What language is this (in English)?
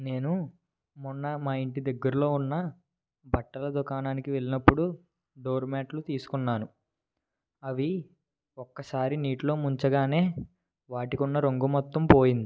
Telugu